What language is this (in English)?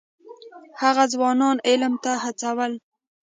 Pashto